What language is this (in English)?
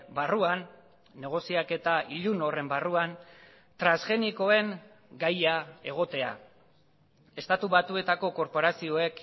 Basque